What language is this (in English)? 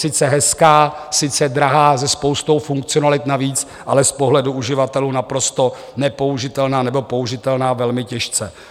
Czech